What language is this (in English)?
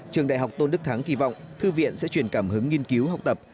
Vietnamese